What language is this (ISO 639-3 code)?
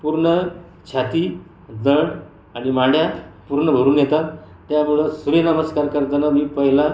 mar